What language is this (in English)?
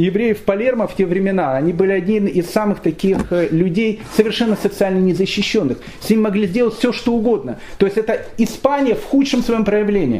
Russian